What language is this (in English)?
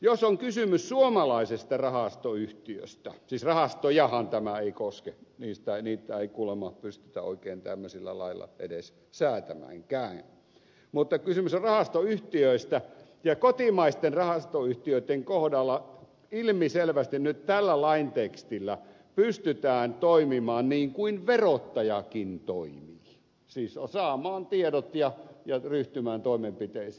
Finnish